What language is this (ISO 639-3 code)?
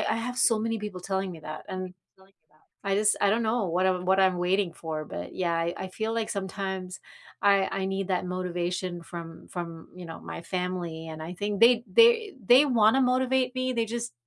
eng